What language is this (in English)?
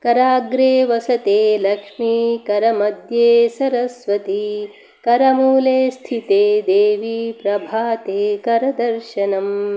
Sanskrit